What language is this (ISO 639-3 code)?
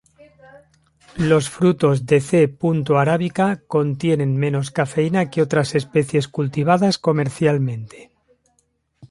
spa